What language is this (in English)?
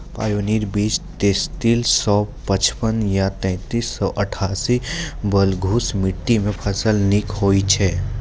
Maithili